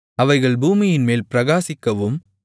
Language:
Tamil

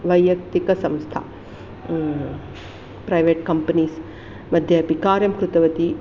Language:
Sanskrit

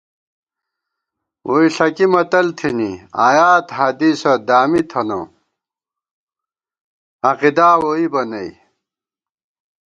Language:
Gawar-Bati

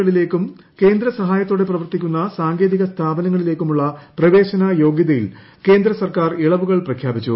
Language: Malayalam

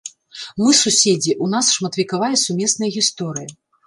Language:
Belarusian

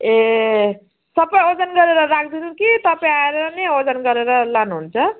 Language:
Nepali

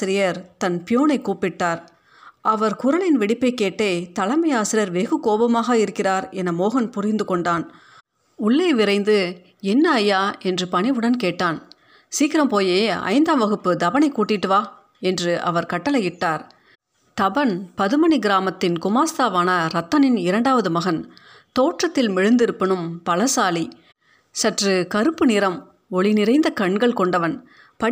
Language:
Tamil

